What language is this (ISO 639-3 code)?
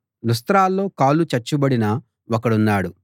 tel